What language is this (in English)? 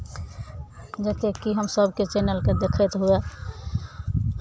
Maithili